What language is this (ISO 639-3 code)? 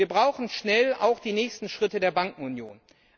deu